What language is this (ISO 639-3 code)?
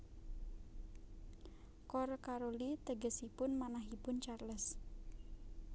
jav